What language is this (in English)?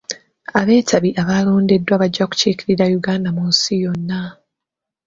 Ganda